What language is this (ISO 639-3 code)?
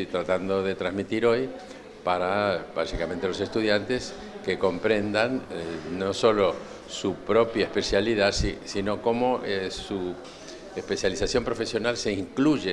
spa